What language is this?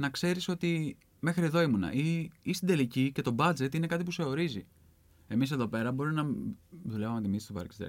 Greek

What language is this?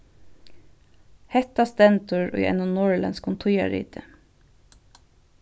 Faroese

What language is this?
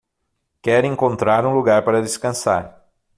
Portuguese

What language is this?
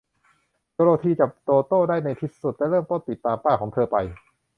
Thai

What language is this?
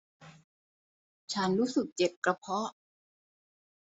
Thai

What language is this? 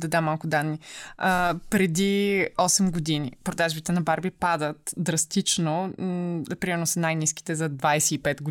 Bulgarian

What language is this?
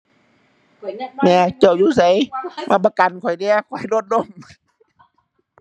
Thai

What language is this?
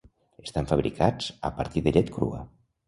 Catalan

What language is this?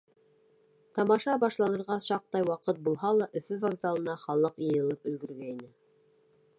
Bashkir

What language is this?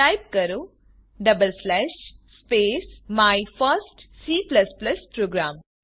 Gujarati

